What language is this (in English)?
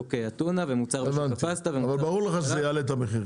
Hebrew